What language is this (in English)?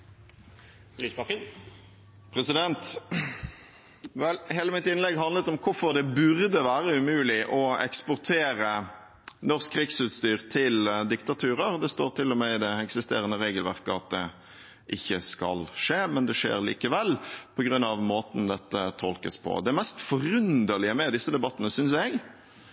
Norwegian Bokmål